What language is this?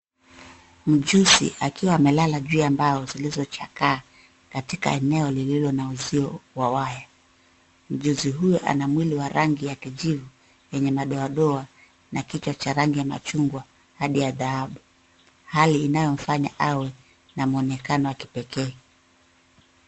Swahili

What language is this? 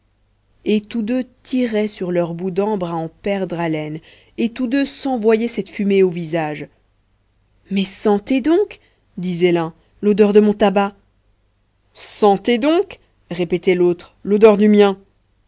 French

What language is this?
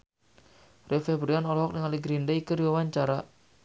Sundanese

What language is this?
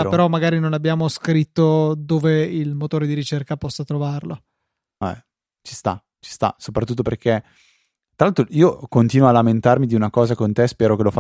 Italian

